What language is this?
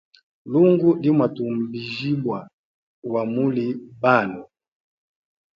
Hemba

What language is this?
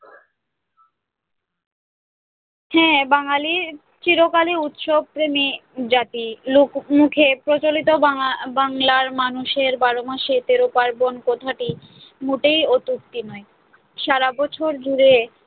Bangla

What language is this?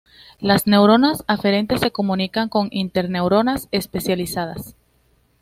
Spanish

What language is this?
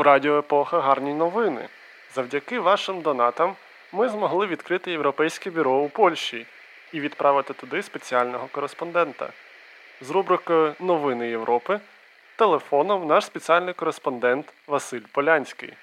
Ukrainian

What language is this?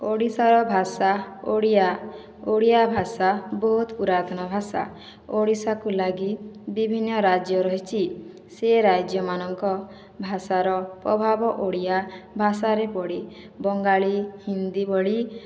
Odia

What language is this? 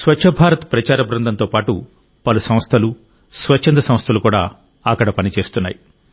Telugu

